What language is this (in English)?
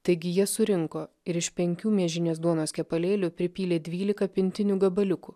Lithuanian